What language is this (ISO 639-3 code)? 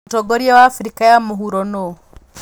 kik